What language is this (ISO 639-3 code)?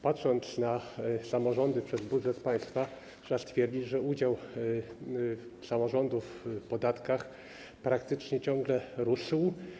pol